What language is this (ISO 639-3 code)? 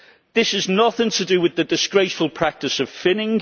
eng